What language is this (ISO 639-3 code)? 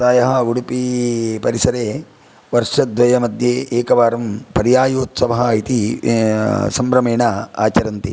san